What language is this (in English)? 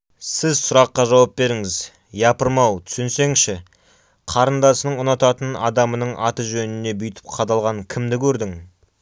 Kazakh